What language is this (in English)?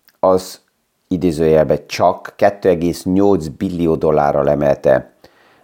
Hungarian